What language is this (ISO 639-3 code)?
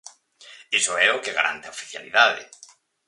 glg